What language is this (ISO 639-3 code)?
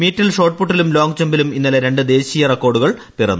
mal